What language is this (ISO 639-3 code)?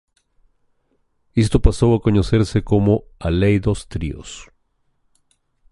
glg